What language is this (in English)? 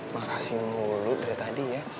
Indonesian